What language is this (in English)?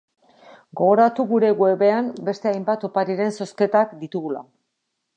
Basque